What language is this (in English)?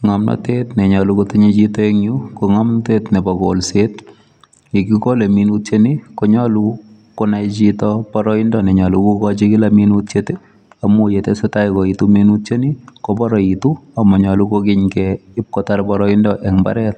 Kalenjin